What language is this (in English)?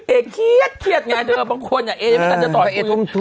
Thai